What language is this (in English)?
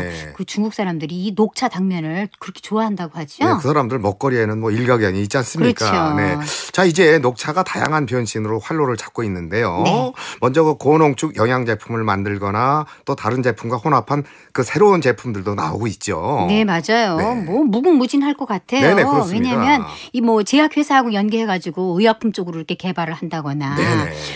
Korean